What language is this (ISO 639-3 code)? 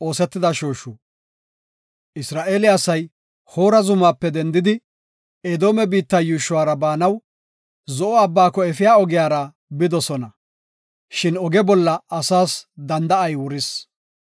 gof